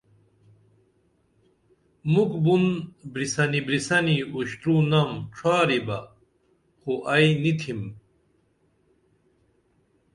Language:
Dameli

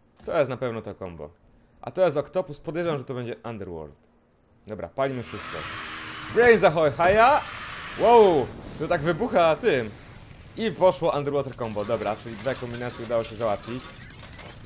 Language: Polish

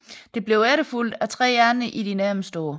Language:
Danish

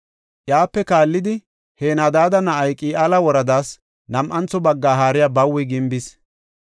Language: Gofa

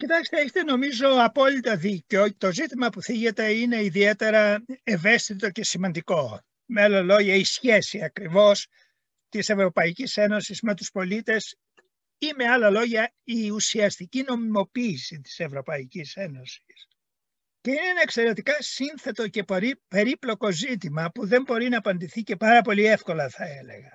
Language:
Greek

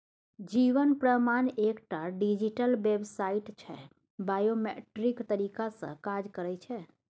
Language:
Maithili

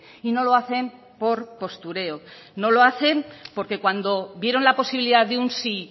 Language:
Spanish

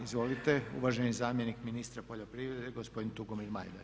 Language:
Croatian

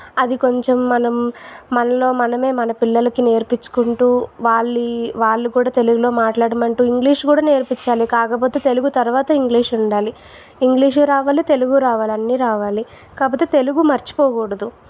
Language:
Telugu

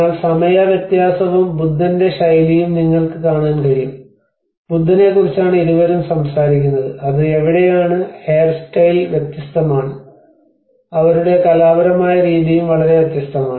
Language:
Malayalam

